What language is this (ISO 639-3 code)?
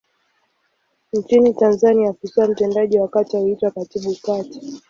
swa